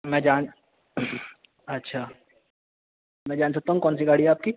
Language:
Urdu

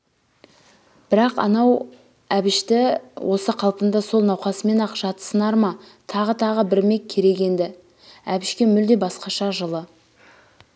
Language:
Kazakh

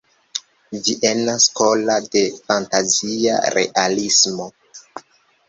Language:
Esperanto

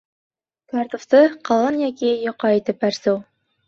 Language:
Bashkir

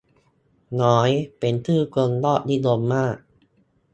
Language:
Thai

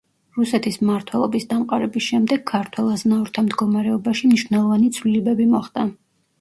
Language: Georgian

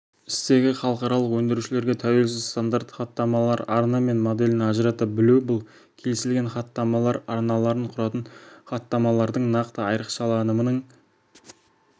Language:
Kazakh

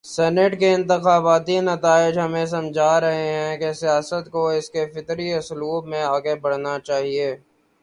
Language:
Urdu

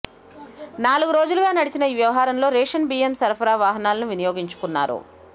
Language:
Telugu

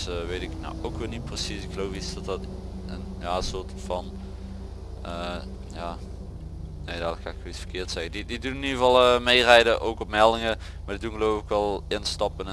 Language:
Dutch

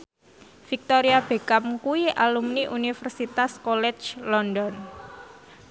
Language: Javanese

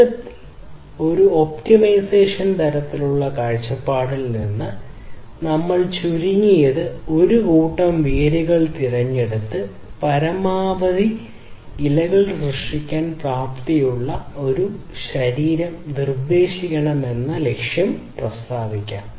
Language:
Malayalam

